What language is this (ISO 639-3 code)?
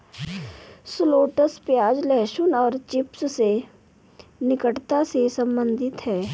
hin